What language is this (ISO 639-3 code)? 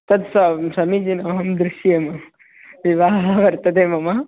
san